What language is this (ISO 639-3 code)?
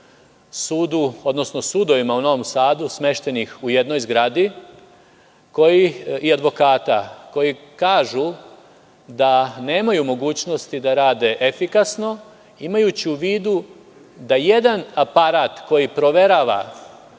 srp